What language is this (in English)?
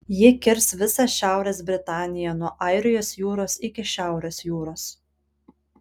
Lithuanian